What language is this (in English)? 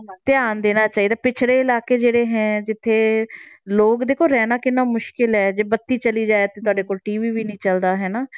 Punjabi